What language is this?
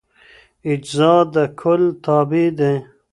Pashto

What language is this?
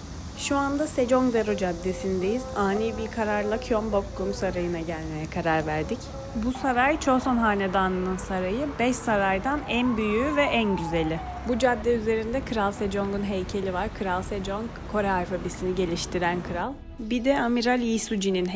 Turkish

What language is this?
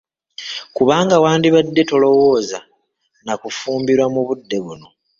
Ganda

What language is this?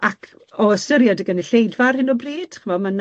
Welsh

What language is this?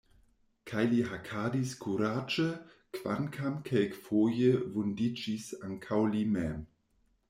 Esperanto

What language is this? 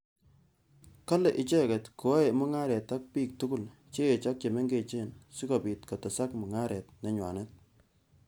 Kalenjin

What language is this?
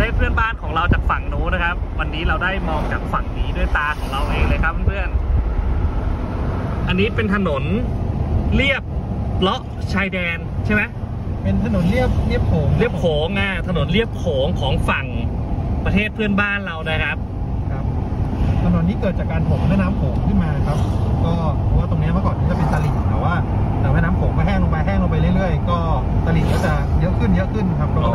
Thai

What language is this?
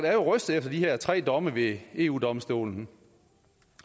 Danish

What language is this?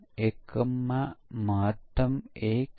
Gujarati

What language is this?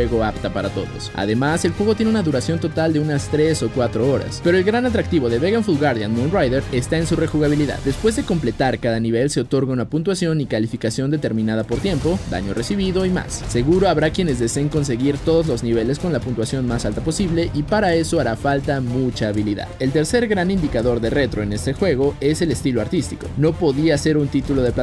Spanish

